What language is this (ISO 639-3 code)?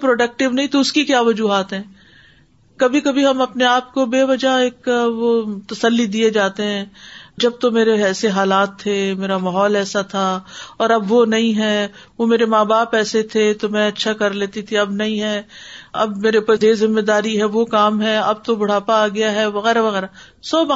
urd